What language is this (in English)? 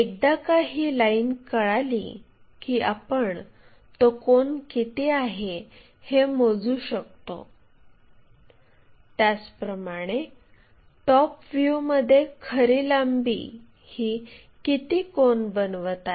Marathi